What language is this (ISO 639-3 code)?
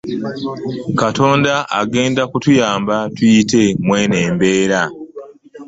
lug